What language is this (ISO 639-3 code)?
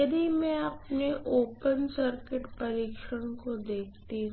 hin